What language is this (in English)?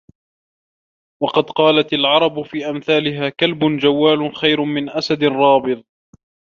Arabic